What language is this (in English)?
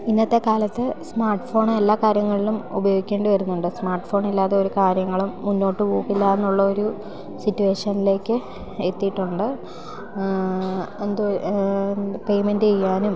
Malayalam